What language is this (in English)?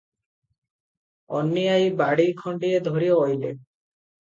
Odia